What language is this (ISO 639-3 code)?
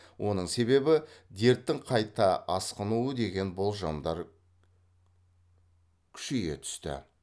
kaz